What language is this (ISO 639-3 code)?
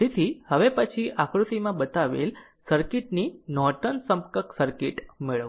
guj